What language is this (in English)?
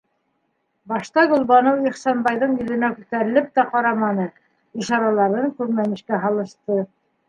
Bashkir